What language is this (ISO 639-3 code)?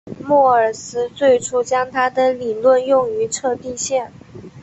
zho